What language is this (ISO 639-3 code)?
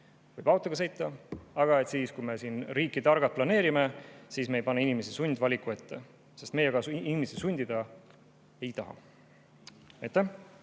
est